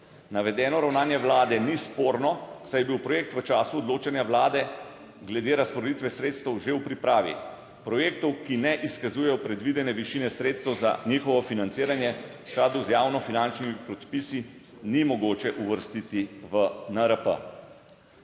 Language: Slovenian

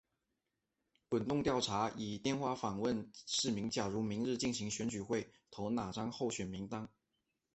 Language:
Chinese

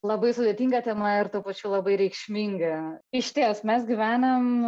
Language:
Lithuanian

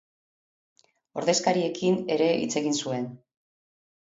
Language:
Basque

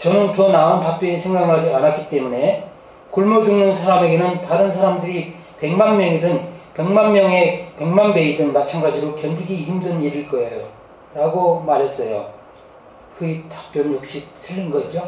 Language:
Korean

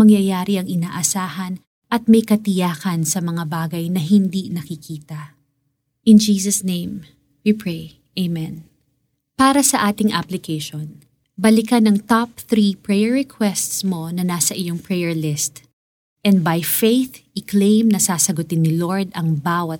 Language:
Filipino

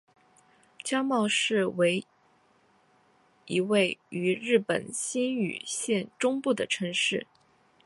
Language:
Chinese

